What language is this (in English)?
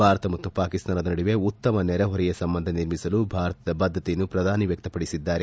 Kannada